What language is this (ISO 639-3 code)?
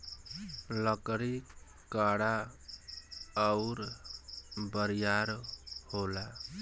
bho